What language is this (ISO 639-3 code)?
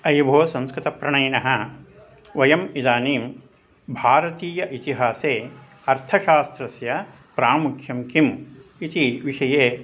san